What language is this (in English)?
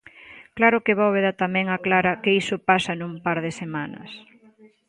Galician